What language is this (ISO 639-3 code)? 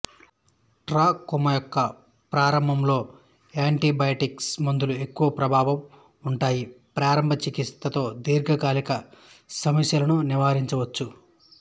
tel